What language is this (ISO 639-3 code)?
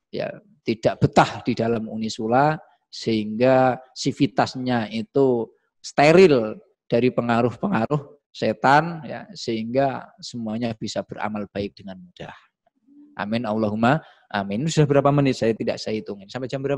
ind